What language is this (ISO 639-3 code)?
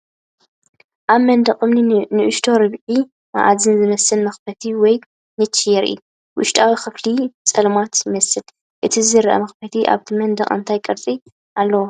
tir